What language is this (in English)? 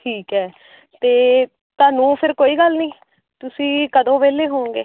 Punjabi